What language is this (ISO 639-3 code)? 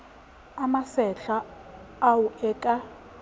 sot